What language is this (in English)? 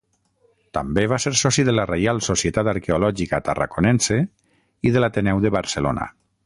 Catalan